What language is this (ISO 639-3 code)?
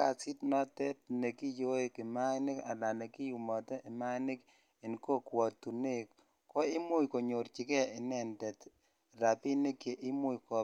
kln